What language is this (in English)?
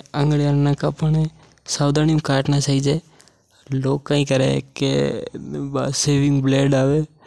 Mewari